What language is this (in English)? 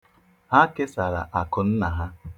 Igbo